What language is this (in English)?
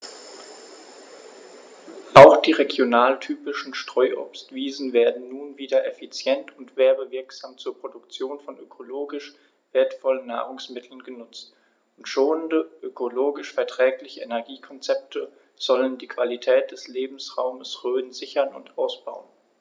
German